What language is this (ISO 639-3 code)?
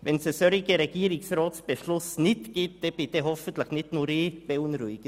gsw